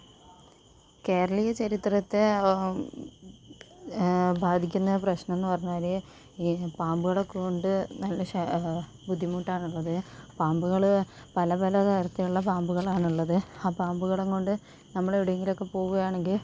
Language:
Malayalam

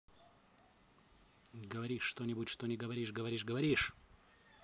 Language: Russian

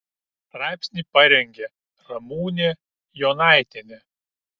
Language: Lithuanian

